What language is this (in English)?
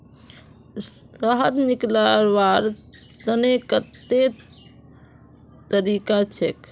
Magahi